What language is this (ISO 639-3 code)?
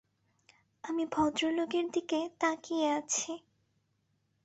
ben